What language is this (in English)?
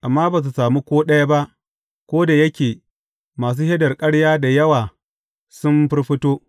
Hausa